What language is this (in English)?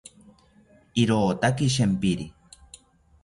South Ucayali Ashéninka